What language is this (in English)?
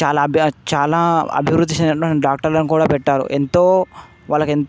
Telugu